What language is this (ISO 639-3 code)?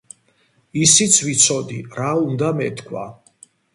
kat